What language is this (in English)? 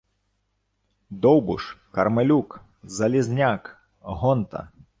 Ukrainian